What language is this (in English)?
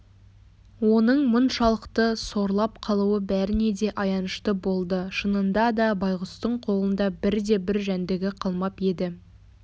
Kazakh